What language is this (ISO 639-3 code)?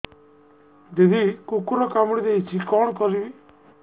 ori